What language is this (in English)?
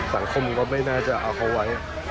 Thai